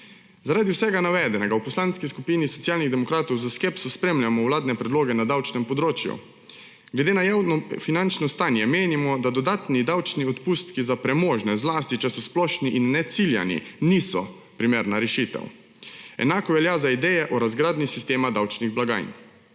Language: Slovenian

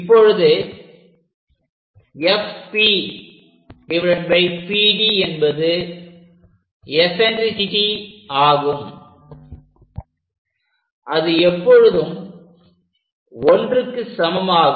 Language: Tamil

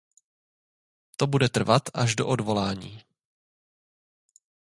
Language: Czech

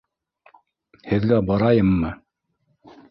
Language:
Bashkir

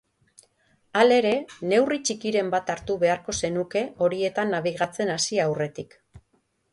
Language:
Basque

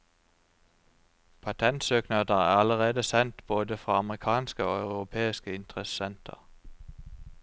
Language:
Norwegian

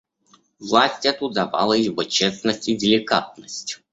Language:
Russian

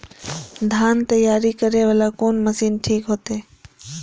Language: Maithili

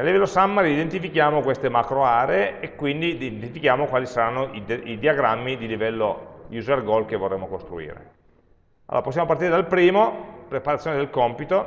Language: Italian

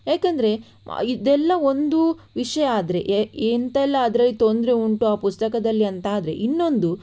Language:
Kannada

